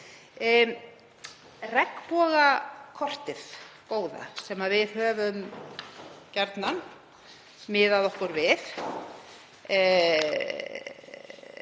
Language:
Icelandic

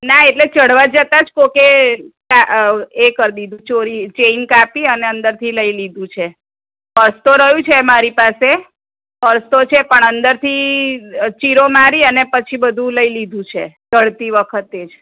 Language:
Gujarati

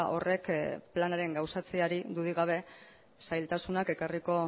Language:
Basque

